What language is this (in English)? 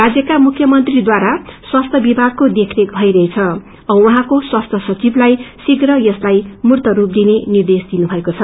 Nepali